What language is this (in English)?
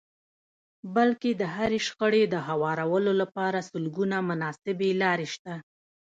Pashto